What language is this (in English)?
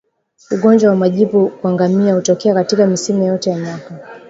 Swahili